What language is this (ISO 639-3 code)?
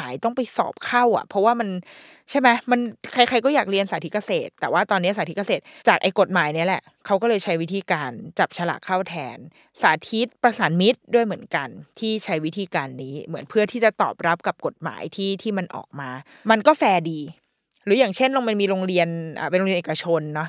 tha